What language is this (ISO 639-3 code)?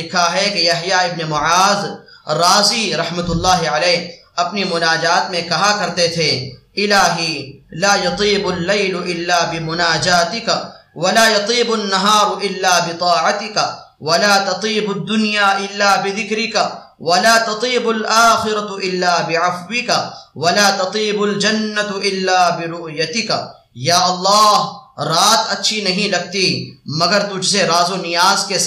ara